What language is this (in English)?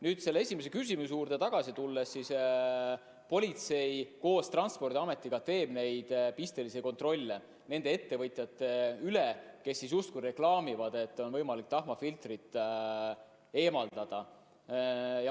Estonian